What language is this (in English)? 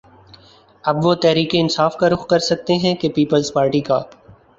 Urdu